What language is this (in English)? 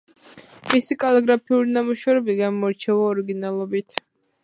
Georgian